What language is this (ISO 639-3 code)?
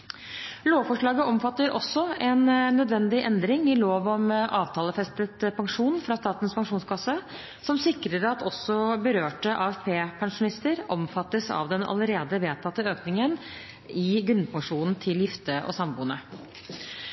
nob